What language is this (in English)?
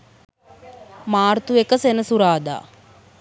Sinhala